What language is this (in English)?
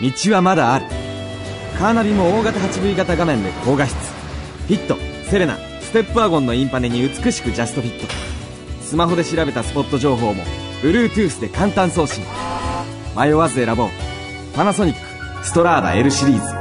Japanese